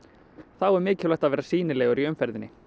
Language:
Icelandic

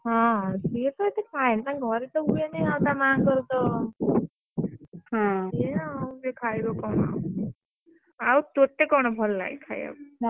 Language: Odia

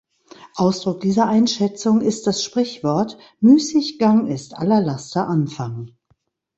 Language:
German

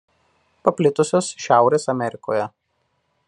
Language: Lithuanian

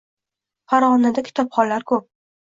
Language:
Uzbek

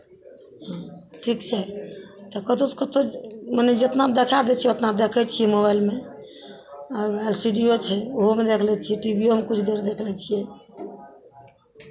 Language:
Maithili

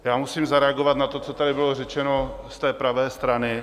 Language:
Czech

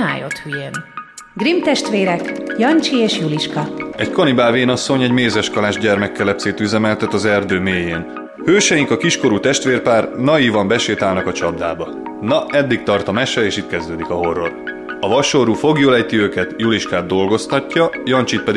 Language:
Hungarian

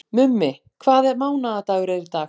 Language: Icelandic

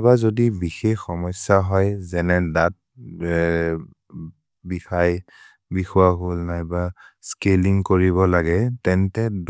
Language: Maria (India)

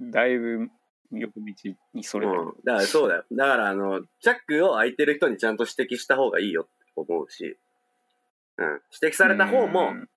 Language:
Japanese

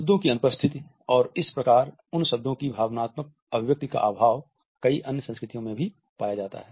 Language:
Hindi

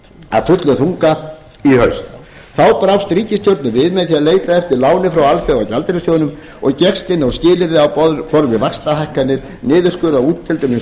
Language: Icelandic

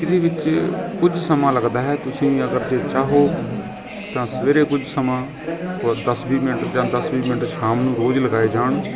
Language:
Punjabi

